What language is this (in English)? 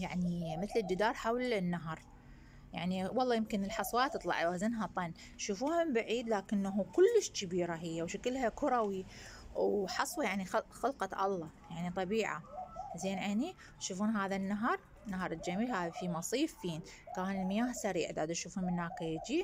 Arabic